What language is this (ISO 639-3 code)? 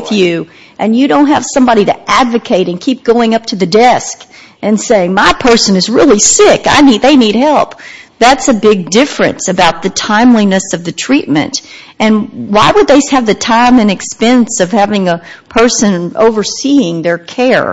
eng